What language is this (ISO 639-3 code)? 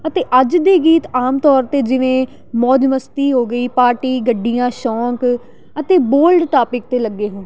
pan